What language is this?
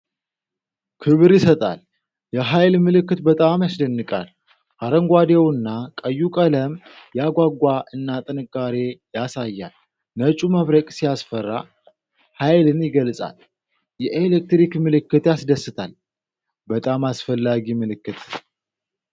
Amharic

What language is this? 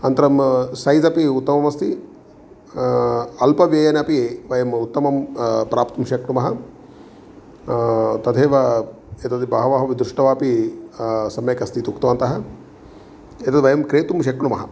Sanskrit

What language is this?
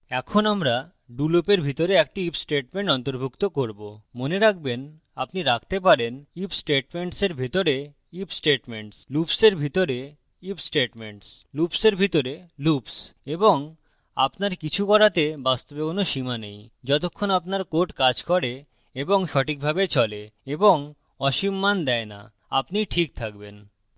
Bangla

